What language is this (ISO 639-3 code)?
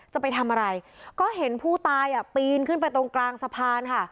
tha